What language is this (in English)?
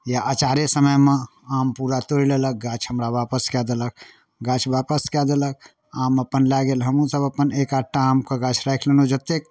Maithili